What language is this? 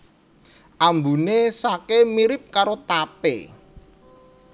Javanese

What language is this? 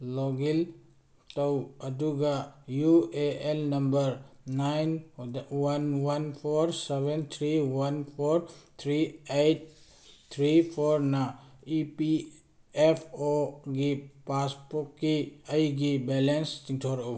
Manipuri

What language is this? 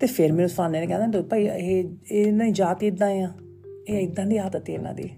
Punjabi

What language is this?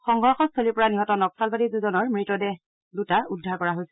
Assamese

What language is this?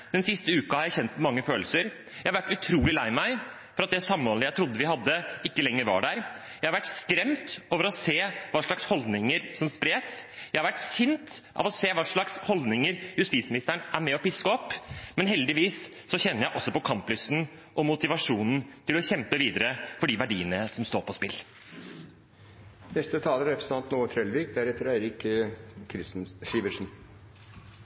Norwegian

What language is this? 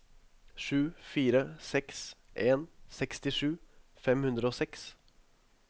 Norwegian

